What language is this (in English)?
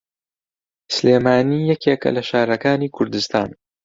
Central Kurdish